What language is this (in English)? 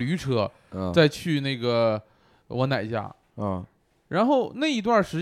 Chinese